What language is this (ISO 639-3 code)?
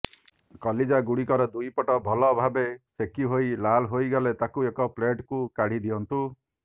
ori